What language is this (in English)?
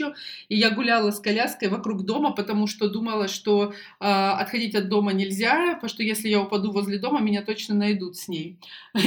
Russian